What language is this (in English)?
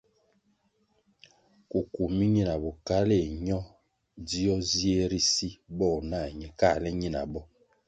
Kwasio